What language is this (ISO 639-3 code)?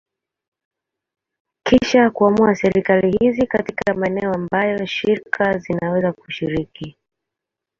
swa